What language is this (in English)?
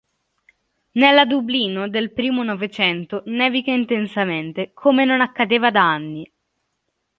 Italian